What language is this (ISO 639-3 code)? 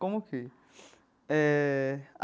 por